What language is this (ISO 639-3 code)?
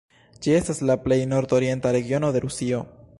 epo